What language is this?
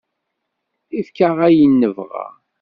Kabyle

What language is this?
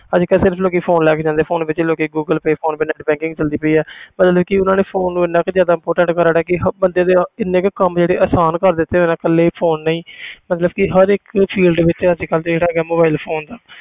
Punjabi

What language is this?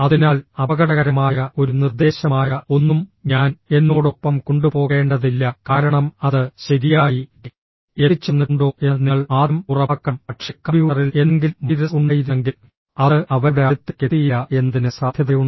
Malayalam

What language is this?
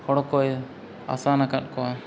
Santali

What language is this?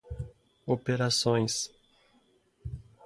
Portuguese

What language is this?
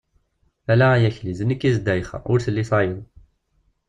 Kabyle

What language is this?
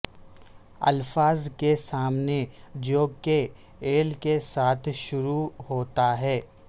Urdu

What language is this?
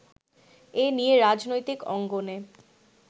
Bangla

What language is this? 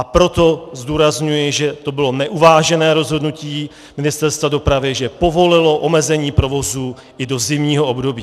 Czech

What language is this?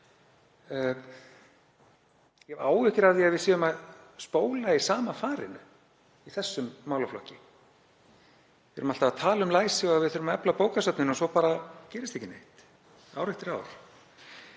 Icelandic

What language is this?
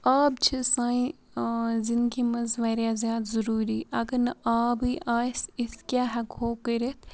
Kashmiri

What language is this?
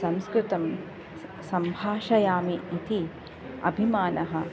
Sanskrit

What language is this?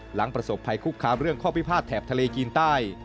Thai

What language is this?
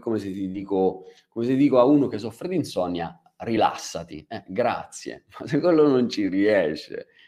Italian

